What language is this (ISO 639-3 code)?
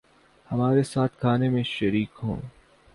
urd